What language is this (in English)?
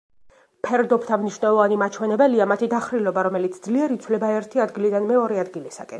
Georgian